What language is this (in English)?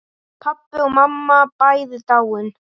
Icelandic